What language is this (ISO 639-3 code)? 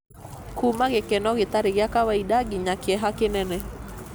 kik